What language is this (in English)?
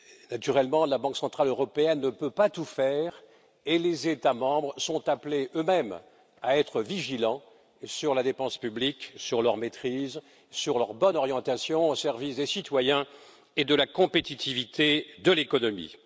French